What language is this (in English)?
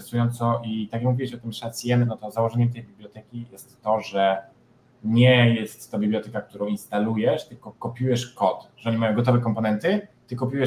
Polish